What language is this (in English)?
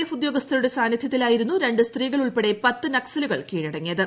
Malayalam